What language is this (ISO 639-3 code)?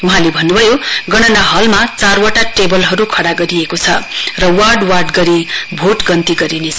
nep